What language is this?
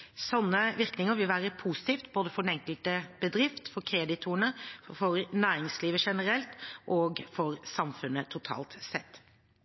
Norwegian Bokmål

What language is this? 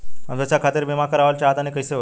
Bhojpuri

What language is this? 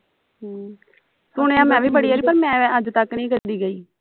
Punjabi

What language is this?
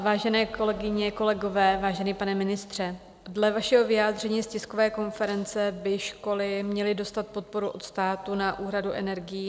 Czech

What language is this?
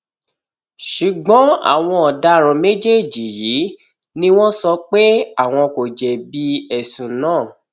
Yoruba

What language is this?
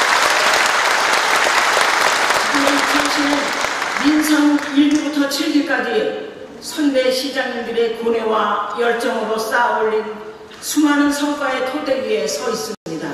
Korean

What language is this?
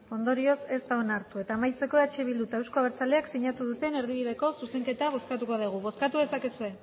Basque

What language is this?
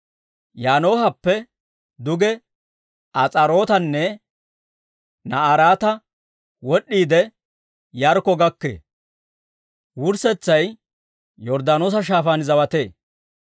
Dawro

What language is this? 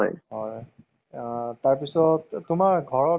Assamese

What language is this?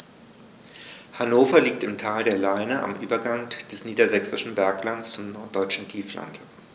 German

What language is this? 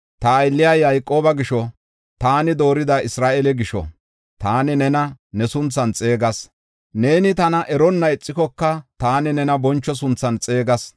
Gofa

